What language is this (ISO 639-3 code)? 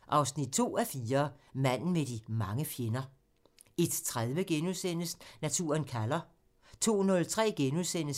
dan